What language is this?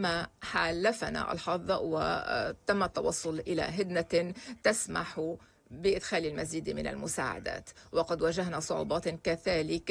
Arabic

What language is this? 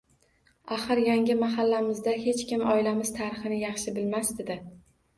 Uzbek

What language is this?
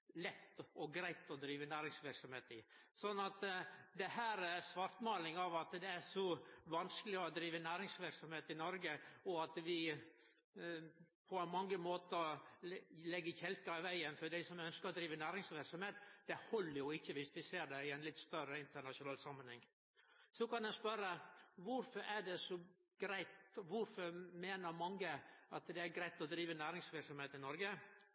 Norwegian Nynorsk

